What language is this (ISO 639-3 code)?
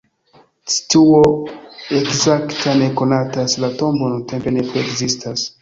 epo